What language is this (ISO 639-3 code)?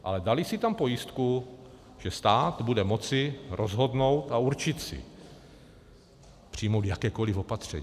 ces